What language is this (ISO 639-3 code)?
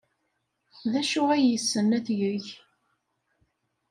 kab